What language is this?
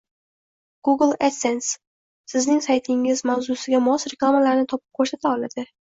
Uzbek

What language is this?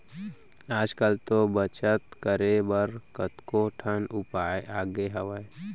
Chhattisgarhi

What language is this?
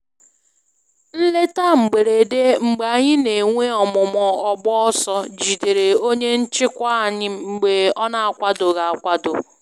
Igbo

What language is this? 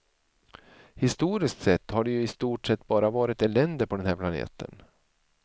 Swedish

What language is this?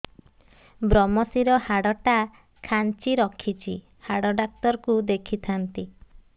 Odia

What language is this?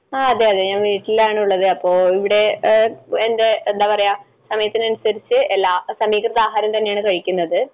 Malayalam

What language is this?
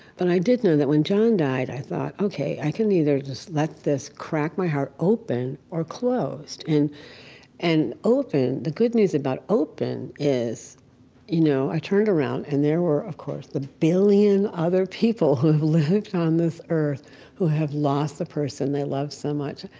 English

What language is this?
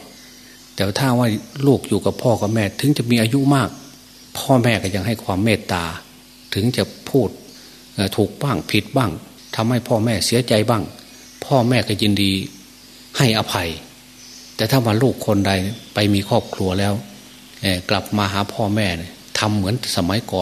Thai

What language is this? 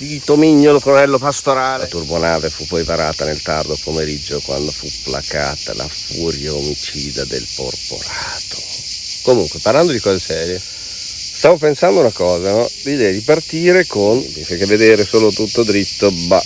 Italian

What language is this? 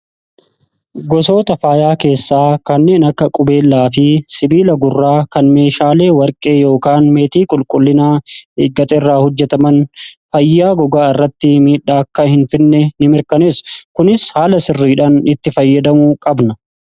Oromo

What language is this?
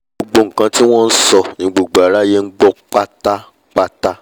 Yoruba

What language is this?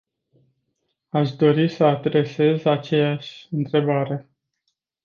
Romanian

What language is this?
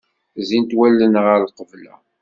Kabyle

